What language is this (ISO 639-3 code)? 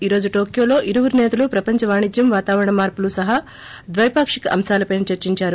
tel